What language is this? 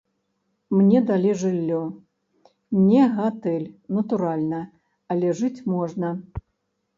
Belarusian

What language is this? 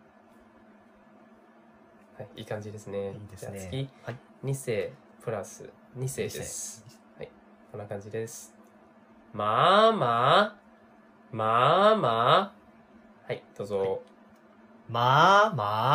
Japanese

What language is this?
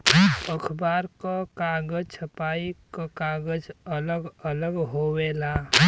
Bhojpuri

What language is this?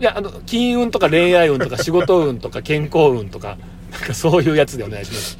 Japanese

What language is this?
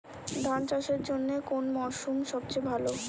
Bangla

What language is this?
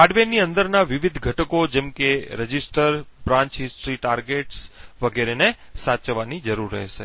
Gujarati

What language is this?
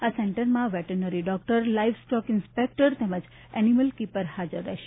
Gujarati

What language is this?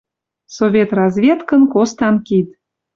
Western Mari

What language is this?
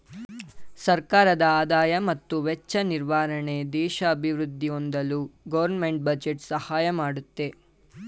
Kannada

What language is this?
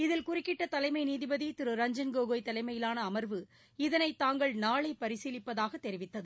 Tamil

